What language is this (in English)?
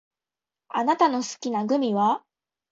Japanese